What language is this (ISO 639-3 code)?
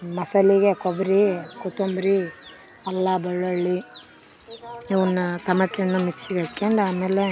kan